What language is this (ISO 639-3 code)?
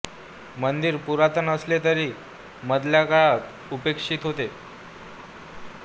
mar